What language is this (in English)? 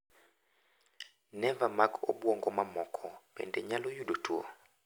Luo (Kenya and Tanzania)